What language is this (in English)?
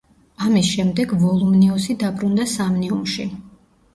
Georgian